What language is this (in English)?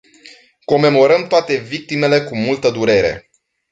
Romanian